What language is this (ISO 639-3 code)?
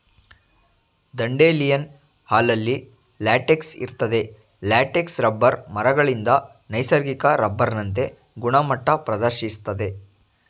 kan